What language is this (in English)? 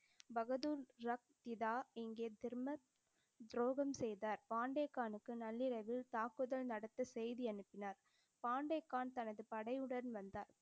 Tamil